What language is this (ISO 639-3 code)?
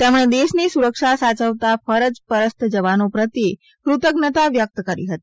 guj